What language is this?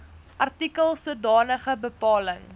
Afrikaans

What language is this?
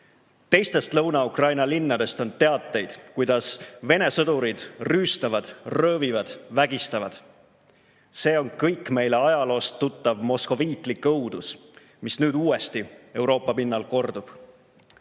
Estonian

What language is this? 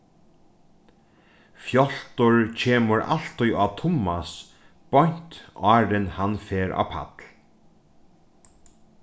Faroese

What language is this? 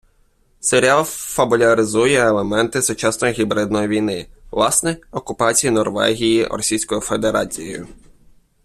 Ukrainian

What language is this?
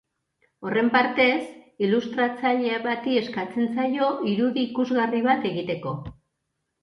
Basque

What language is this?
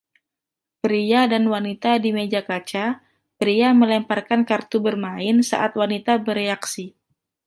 Indonesian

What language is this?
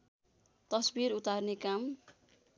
Nepali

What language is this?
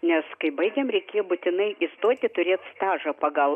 Lithuanian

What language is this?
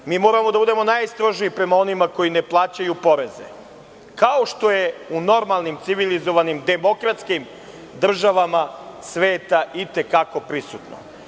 Serbian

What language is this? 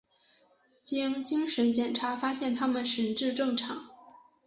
Chinese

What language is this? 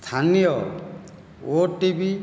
Odia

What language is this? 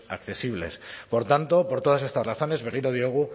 Spanish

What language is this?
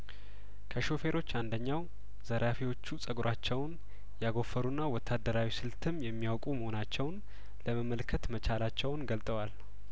Amharic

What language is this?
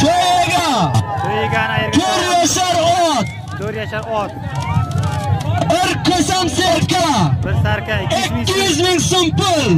Turkish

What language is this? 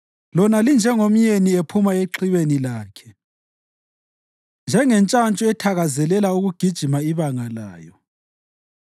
North Ndebele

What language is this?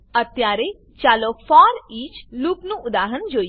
Gujarati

